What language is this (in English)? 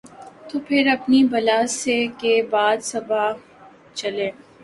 Urdu